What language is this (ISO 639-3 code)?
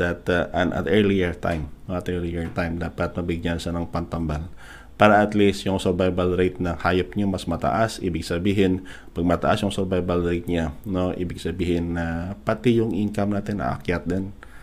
fil